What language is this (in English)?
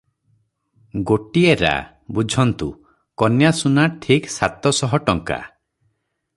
Odia